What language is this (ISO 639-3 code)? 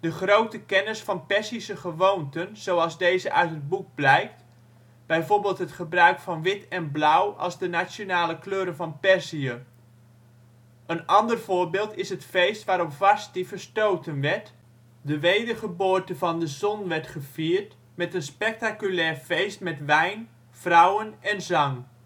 nld